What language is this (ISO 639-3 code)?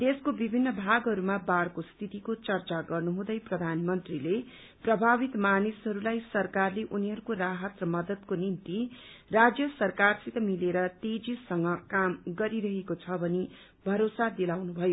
nep